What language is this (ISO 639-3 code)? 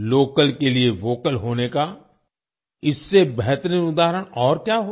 hin